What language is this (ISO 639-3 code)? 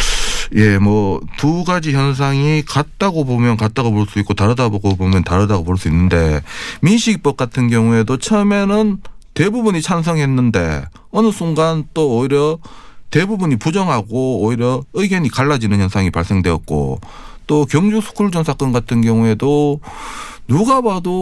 kor